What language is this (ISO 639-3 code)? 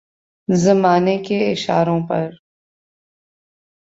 urd